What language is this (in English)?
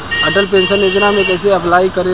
Bhojpuri